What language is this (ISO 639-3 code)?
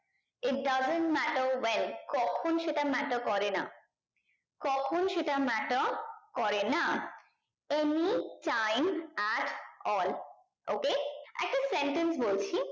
ben